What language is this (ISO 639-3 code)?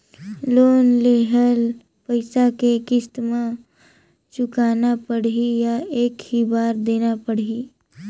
hne